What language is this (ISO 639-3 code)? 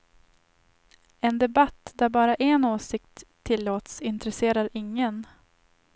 swe